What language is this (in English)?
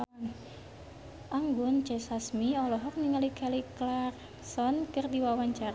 Sundanese